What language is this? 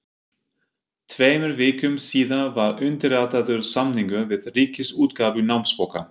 Icelandic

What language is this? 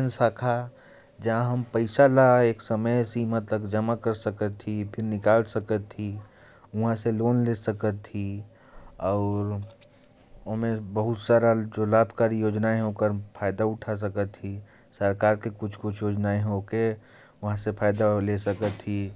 Korwa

